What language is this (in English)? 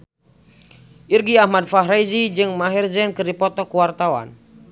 Sundanese